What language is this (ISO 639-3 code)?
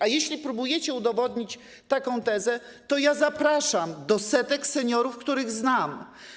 pol